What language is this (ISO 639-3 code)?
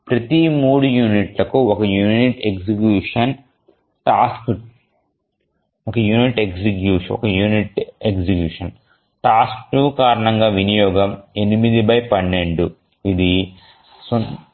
tel